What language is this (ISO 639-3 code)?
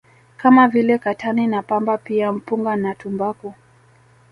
swa